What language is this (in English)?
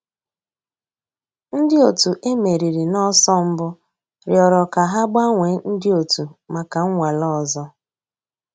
Igbo